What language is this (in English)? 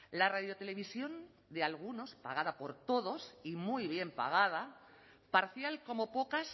Spanish